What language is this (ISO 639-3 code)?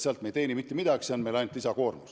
est